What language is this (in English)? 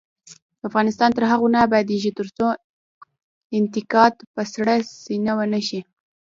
Pashto